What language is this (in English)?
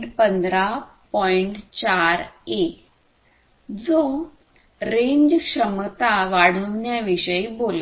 Marathi